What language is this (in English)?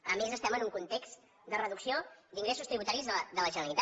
Catalan